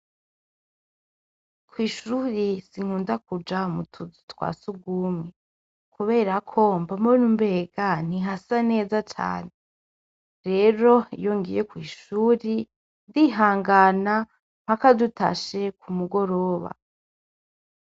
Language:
Rundi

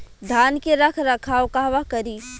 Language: Bhojpuri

